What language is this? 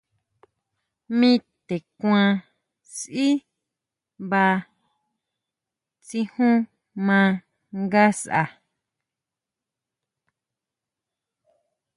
Huautla Mazatec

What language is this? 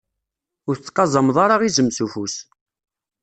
Kabyle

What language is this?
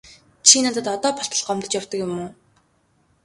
Mongolian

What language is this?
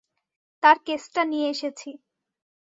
Bangla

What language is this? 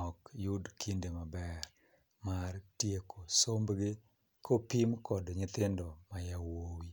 Luo (Kenya and Tanzania)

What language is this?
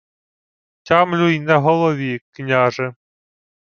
Ukrainian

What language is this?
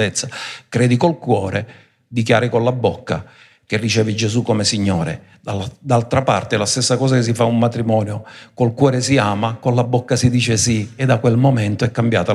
Italian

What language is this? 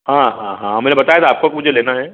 Hindi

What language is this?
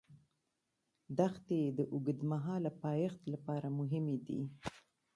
Pashto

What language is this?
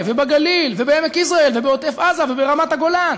Hebrew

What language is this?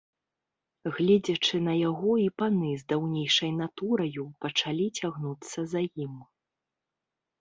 Belarusian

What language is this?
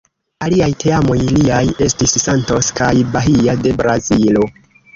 Esperanto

